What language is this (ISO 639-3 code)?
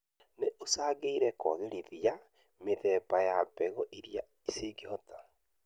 kik